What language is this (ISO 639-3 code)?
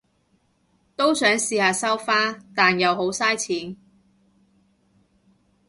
yue